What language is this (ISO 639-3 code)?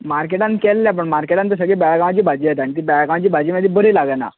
kok